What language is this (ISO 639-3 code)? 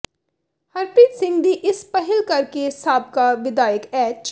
pan